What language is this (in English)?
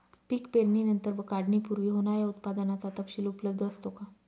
Marathi